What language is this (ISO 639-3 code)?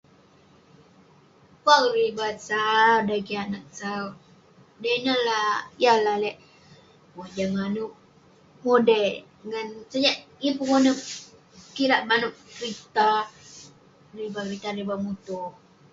pne